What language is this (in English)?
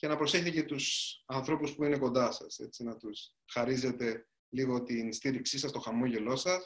Greek